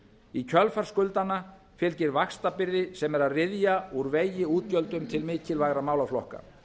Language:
Icelandic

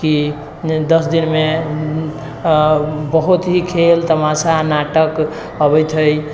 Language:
Maithili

